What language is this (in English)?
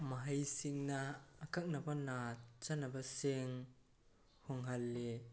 Manipuri